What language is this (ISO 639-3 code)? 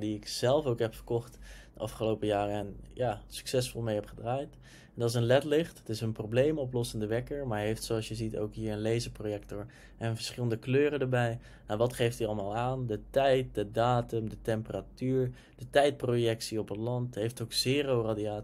nld